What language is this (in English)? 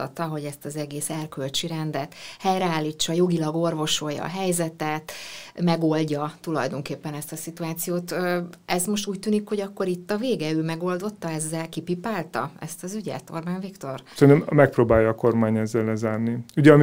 Hungarian